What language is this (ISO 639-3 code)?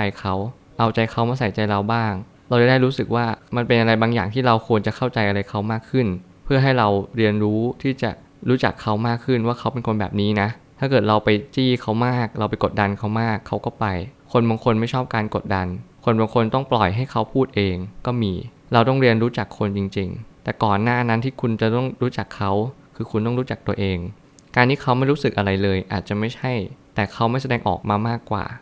tha